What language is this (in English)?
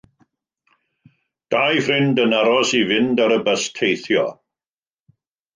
Welsh